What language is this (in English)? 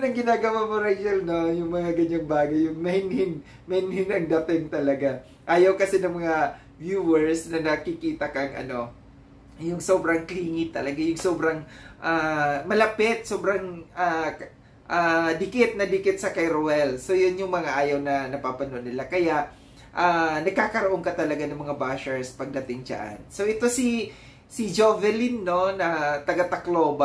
Filipino